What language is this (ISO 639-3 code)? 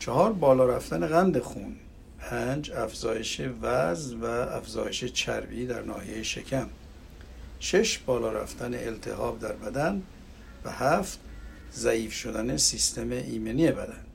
fas